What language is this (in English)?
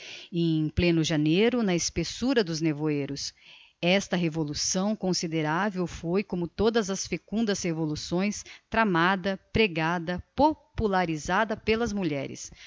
Portuguese